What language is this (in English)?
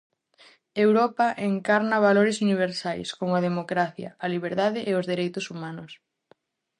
Galician